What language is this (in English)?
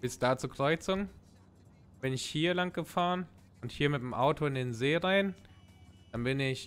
German